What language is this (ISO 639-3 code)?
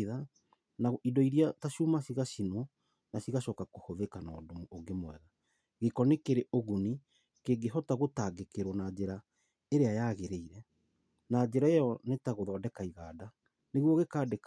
kik